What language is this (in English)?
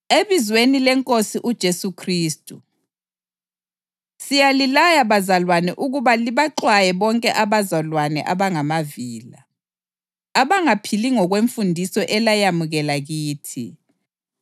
North Ndebele